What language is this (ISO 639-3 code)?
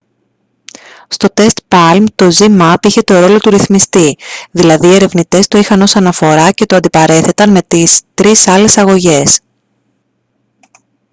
ell